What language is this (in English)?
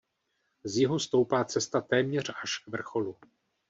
Czech